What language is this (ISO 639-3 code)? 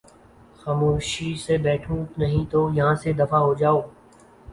urd